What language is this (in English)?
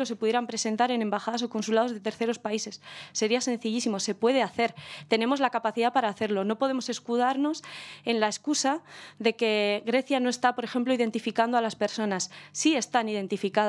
Spanish